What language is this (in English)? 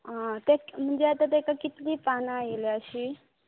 Konkani